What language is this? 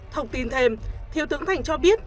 Vietnamese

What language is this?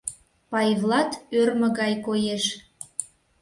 Mari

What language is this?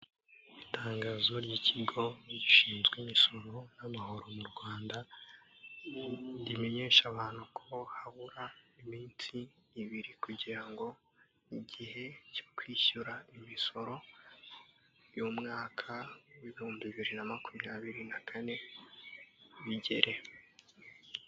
Kinyarwanda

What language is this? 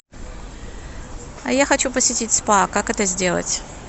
Russian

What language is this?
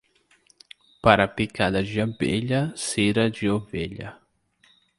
Portuguese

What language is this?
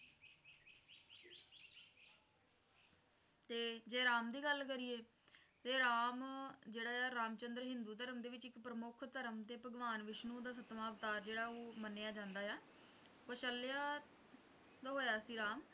Punjabi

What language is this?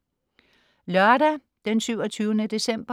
Danish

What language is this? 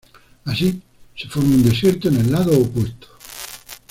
Spanish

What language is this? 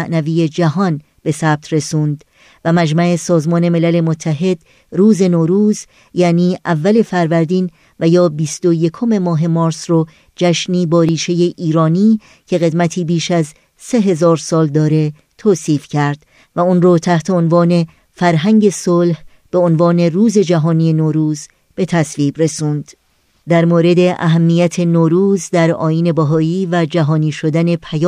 Persian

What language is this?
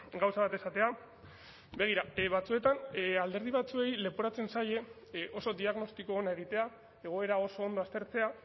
Basque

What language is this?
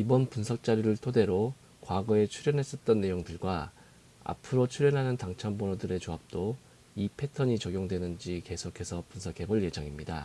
Korean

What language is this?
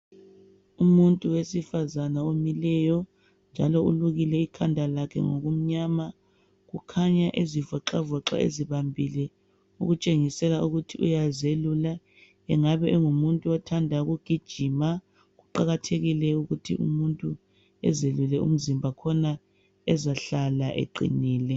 North Ndebele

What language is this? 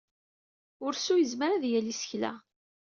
Kabyle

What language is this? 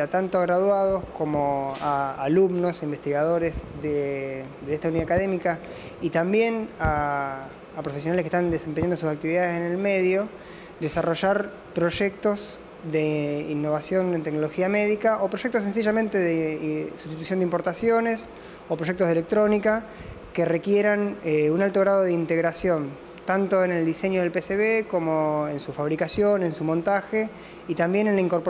Spanish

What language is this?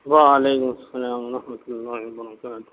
Urdu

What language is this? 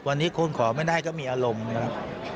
Thai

